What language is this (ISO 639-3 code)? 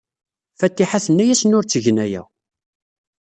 kab